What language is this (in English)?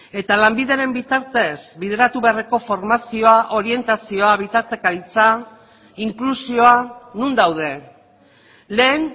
Basque